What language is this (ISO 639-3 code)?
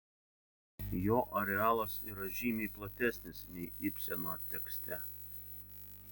lit